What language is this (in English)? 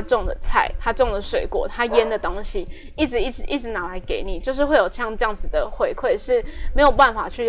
Chinese